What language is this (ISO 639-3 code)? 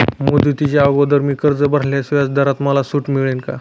mar